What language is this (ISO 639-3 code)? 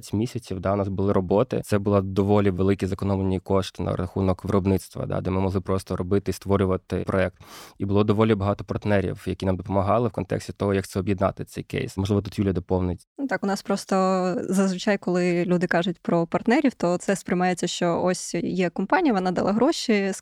ukr